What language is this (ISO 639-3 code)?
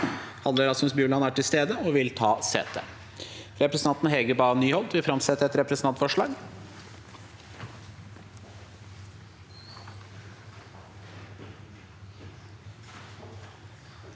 nor